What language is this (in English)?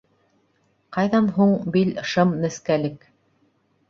Bashkir